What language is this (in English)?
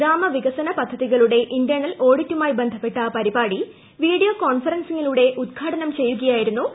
Malayalam